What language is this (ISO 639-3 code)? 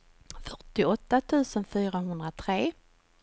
swe